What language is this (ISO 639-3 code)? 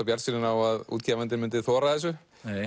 isl